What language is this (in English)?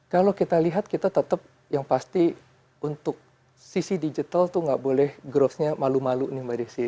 Indonesian